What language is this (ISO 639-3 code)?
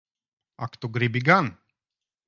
lav